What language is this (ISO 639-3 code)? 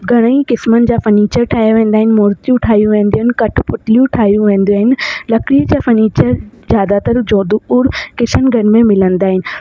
snd